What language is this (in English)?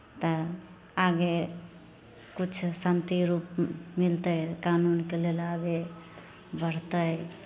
Maithili